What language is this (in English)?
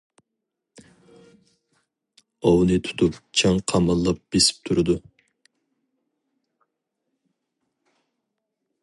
Uyghur